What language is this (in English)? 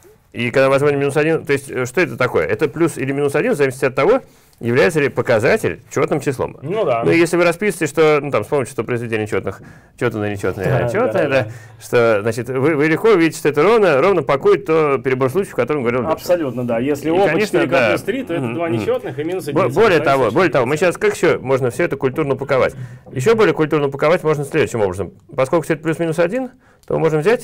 Russian